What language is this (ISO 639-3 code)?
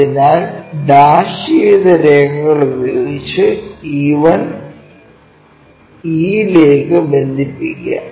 mal